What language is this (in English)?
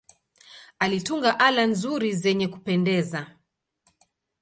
Swahili